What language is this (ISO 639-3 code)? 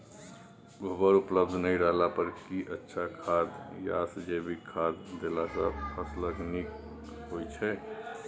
mai